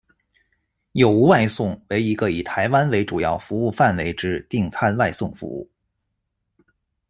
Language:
Chinese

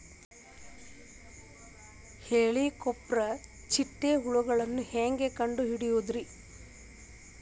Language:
Kannada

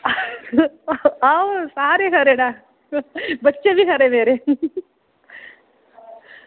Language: Dogri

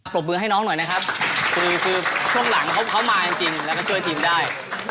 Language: Thai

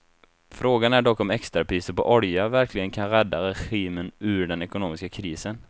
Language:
Swedish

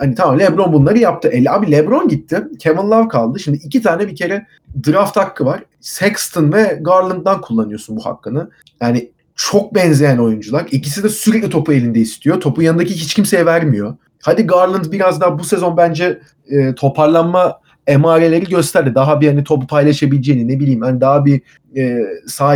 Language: Turkish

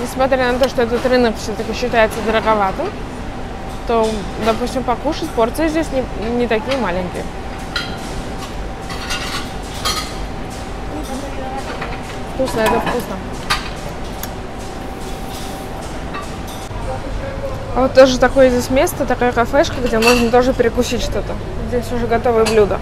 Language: Russian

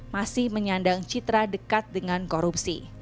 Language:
Indonesian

